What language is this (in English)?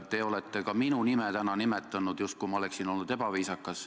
Estonian